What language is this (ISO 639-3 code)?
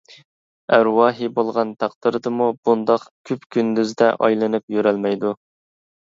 uig